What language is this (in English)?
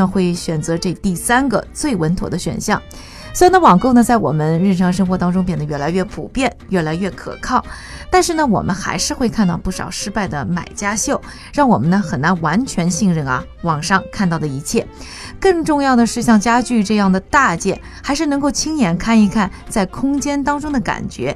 Chinese